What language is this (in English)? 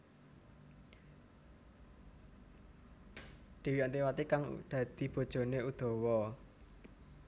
Javanese